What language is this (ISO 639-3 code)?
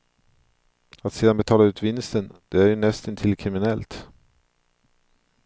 swe